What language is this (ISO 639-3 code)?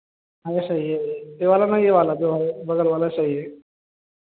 hin